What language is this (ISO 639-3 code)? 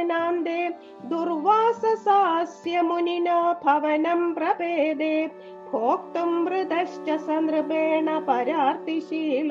mal